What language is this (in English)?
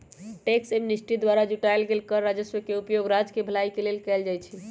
Magahi